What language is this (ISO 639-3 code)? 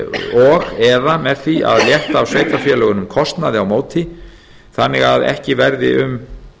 isl